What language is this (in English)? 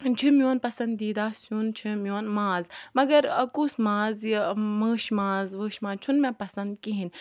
Kashmiri